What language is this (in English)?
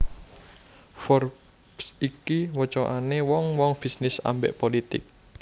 Javanese